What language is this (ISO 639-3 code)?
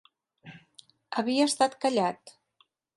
cat